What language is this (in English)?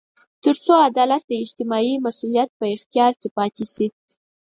Pashto